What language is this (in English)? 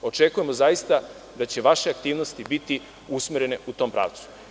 Serbian